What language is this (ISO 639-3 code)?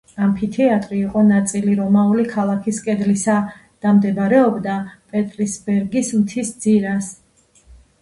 kat